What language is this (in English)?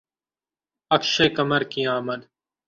Urdu